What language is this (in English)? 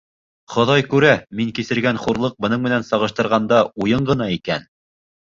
Bashkir